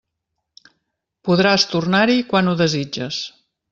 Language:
Catalan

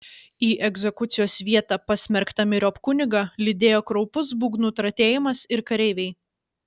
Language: Lithuanian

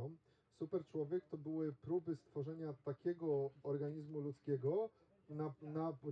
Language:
Polish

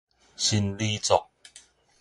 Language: Min Nan Chinese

